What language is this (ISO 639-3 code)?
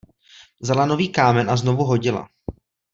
ces